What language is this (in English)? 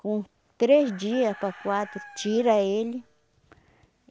Portuguese